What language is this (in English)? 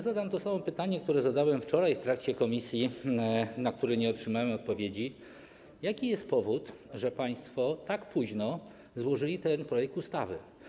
Polish